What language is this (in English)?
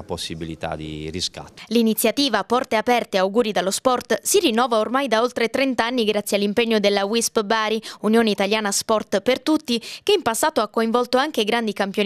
Italian